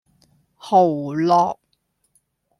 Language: Cantonese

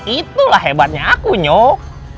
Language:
Indonesian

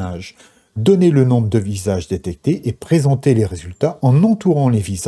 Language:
French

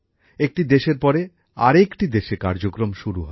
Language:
Bangla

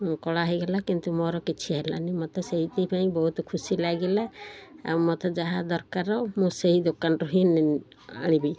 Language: Odia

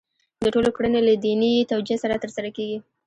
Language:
Pashto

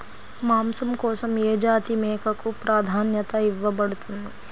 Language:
Telugu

